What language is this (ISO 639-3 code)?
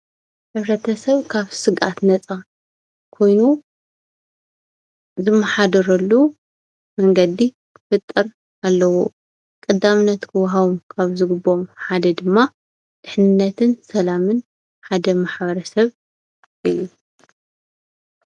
tir